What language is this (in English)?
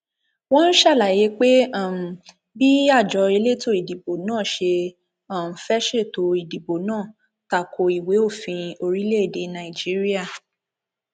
Yoruba